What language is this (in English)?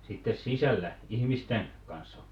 Finnish